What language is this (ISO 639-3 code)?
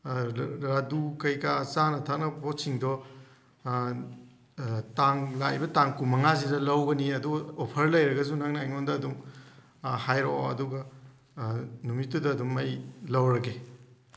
mni